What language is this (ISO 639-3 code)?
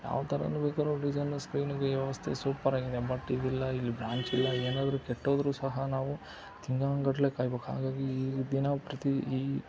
kan